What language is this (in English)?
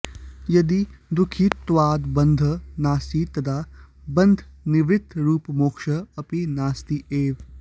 Sanskrit